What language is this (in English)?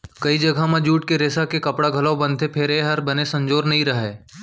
Chhattisgarhi